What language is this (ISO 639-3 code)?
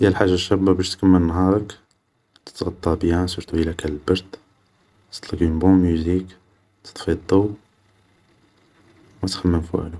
arq